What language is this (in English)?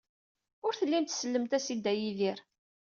Kabyle